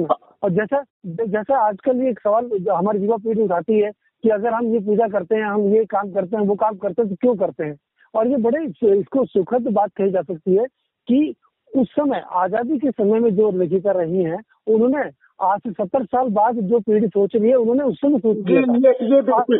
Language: Hindi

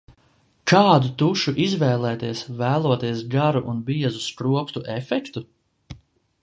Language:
Latvian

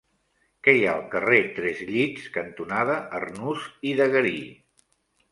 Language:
Catalan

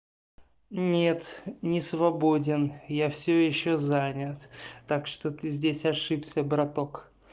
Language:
Russian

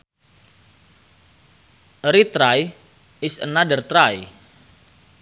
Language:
Sundanese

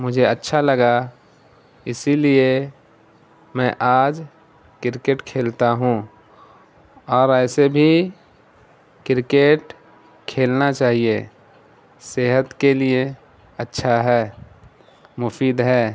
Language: Urdu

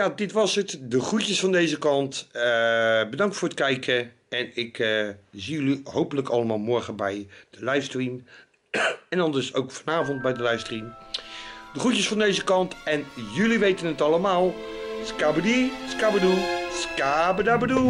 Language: Dutch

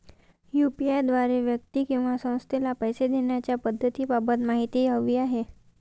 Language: Marathi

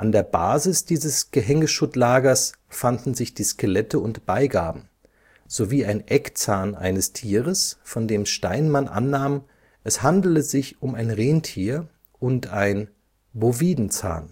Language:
German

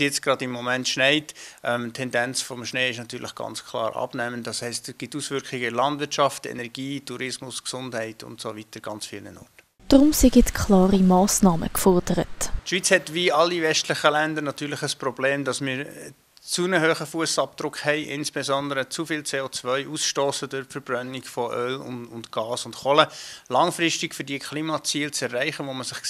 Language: German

